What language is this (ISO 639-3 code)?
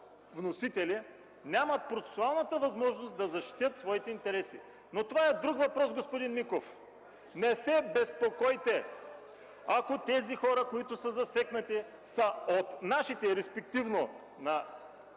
bul